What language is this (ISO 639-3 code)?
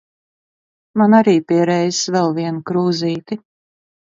lav